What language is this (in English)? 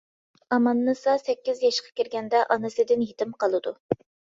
Uyghur